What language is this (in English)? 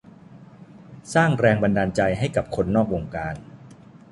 Thai